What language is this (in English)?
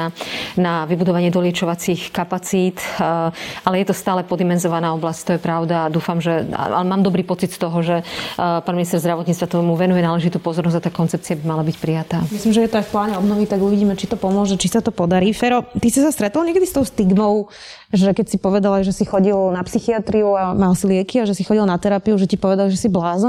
Slovak